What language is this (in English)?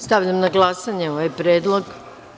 Serbian